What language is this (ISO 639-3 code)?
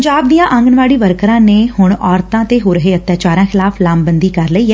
pan